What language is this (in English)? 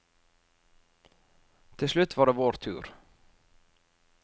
Norwegian